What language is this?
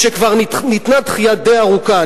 Hebrew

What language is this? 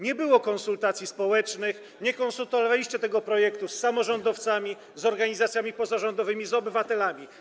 Polish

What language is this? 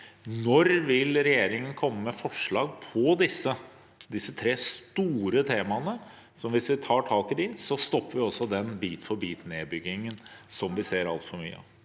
Norwegian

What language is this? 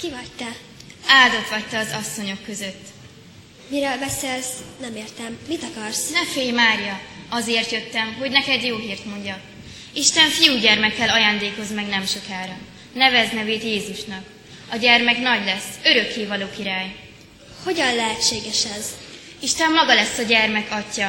Hungarian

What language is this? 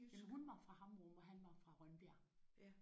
Danish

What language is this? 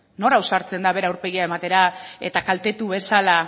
Basque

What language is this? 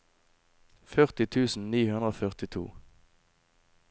Norwegian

